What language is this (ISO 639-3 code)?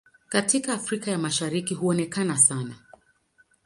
swa